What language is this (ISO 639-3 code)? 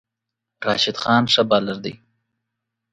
pus